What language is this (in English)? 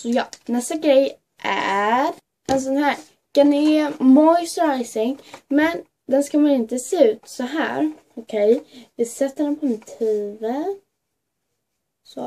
Swedish